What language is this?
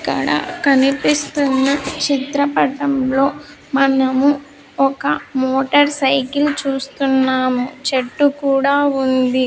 Telugu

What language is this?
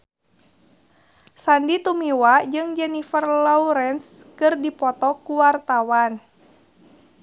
Sundanese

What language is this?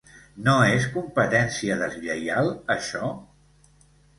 Catalan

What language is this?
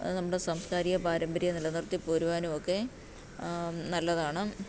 Malayalam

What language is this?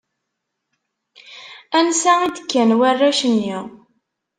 Kabyle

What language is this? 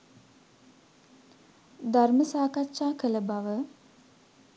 Sinhala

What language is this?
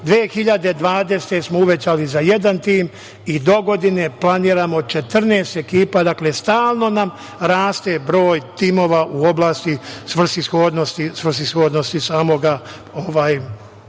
Serbian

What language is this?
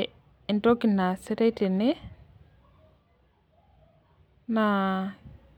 Masai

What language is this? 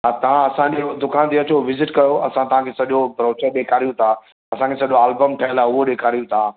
Sindhi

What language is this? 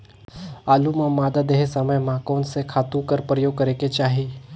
Chhattisgarhi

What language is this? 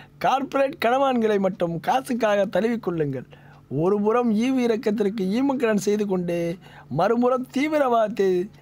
Korean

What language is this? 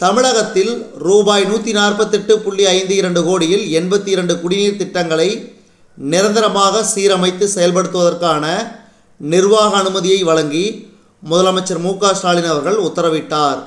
Tamil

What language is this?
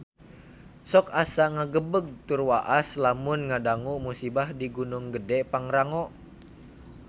Sundanese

